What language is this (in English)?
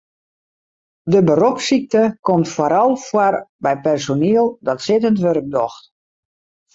Western Frisian